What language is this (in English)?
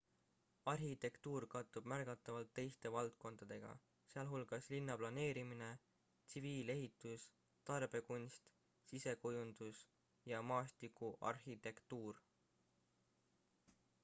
Estonian